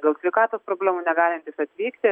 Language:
Lithuanian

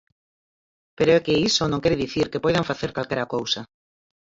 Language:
Galician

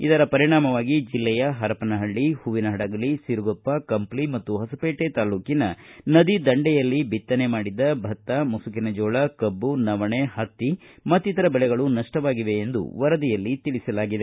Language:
Kannada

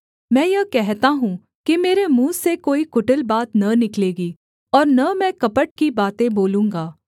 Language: Hindi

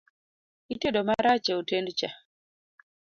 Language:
Luo (Kenya and Tanzania)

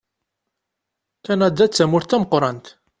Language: Kabyle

